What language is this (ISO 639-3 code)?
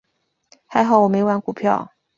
zho